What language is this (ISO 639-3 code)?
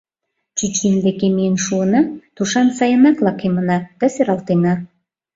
chm